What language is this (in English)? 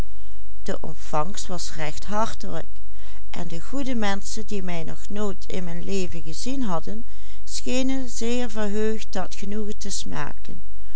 Dutch